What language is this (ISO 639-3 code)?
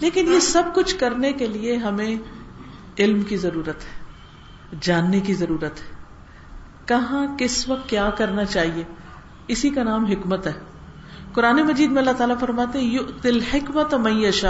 urd